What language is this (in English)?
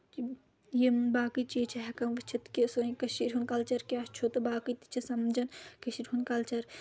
Kashmiri